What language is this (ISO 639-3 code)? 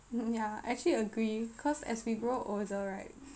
eng